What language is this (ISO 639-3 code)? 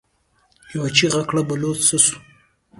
pus